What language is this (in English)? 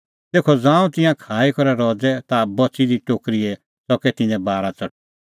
Kullu Pahari